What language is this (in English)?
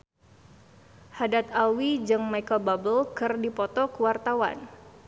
Sundanese